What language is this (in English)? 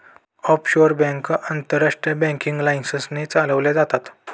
Marathi